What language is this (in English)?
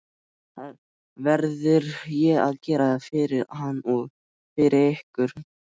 Icelandic